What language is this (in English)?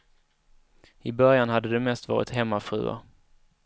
Swedish